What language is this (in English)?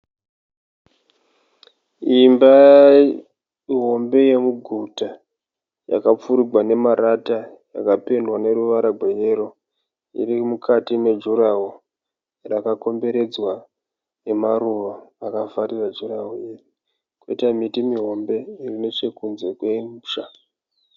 Shona